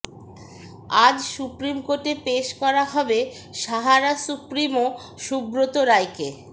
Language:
Bangla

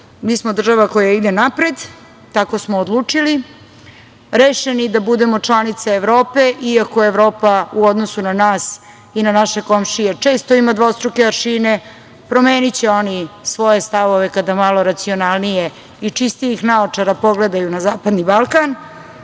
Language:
Serbian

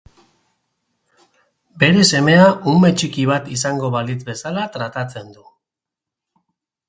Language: Basque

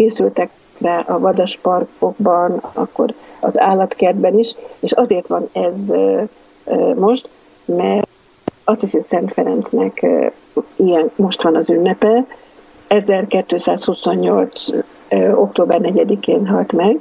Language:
Hungarian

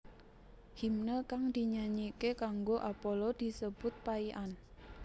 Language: Javanese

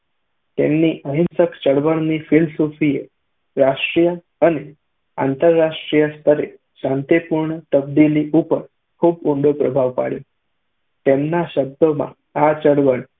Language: Gujarati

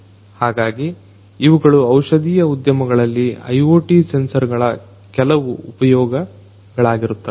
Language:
Kannada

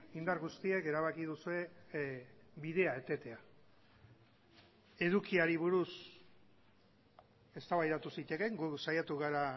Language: Basque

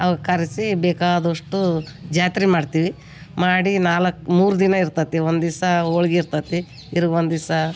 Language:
Kannada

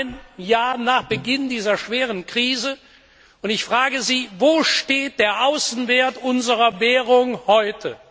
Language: German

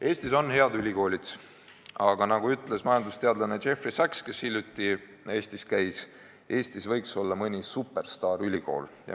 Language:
Estonian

